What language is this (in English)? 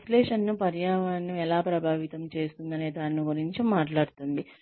Telugu